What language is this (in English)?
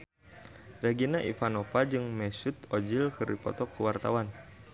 Sundanese